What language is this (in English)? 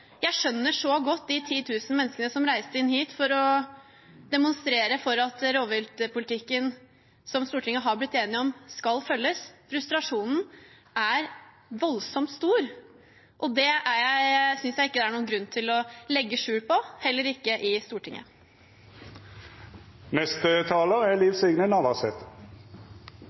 Norwegian